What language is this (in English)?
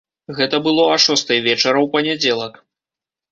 Belarusian